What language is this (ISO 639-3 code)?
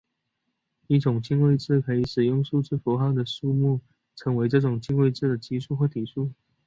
zho